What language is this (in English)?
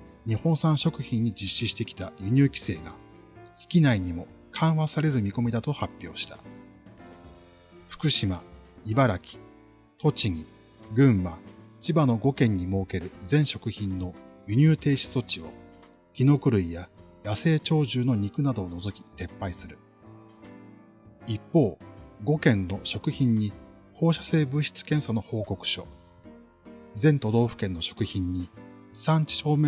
Japanese